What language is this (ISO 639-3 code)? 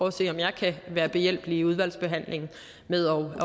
dan